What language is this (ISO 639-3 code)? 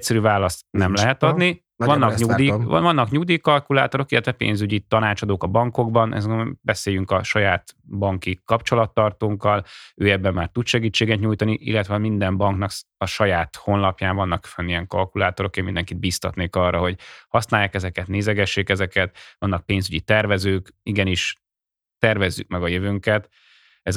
hun